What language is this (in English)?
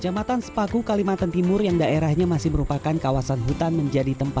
Indonesian